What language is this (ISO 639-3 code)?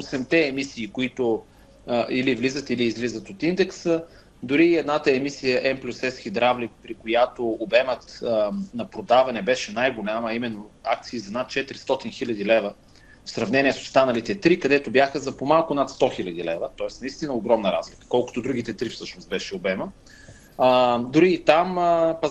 bul